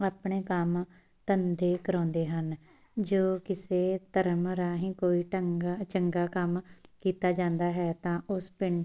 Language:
Punjabi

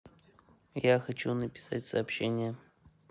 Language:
Russian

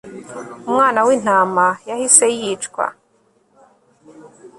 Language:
Kinyarwanda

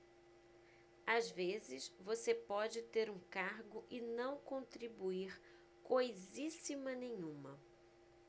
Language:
Portuguese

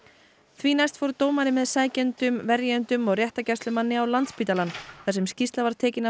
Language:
Icelandic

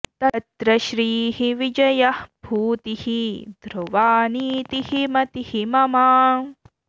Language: Sanskrit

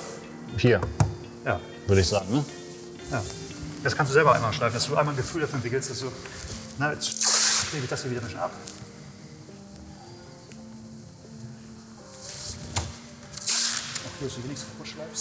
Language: German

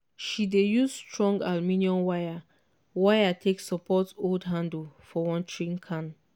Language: Nigerian Pidgin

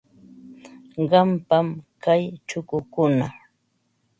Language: Ambo-Pasco Quechua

